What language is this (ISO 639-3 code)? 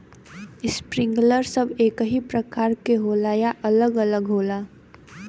bho